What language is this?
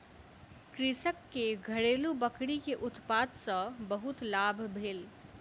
Maithili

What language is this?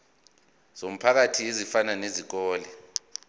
Zulu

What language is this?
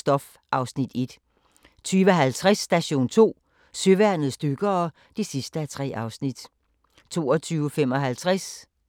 Danish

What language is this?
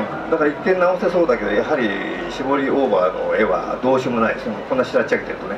Japanese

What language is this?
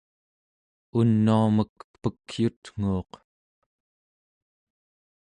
Central Yupik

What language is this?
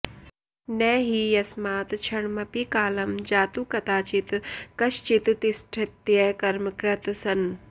Sanskrit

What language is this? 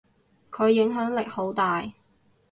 Cantonese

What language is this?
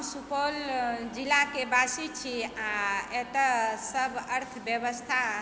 Maithili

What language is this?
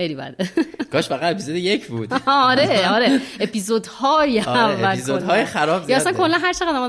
Persian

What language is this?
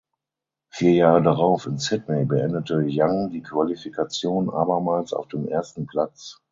German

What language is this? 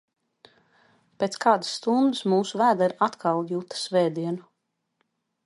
Latvian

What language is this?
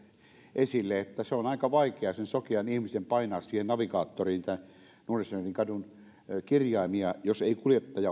Finnish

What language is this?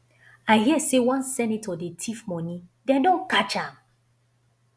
Nigerian Pidgin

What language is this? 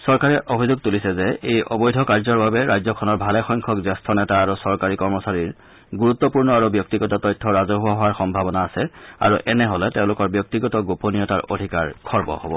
Assamese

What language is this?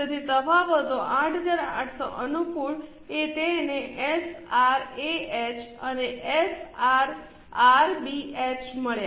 Gujarati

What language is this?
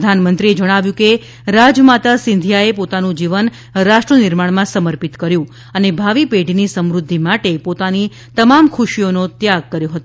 Gujarati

